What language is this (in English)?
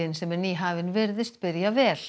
Icelandic